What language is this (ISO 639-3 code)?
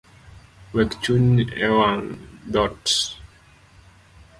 luo